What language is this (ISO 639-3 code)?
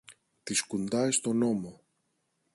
ell